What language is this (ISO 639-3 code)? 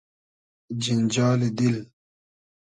haz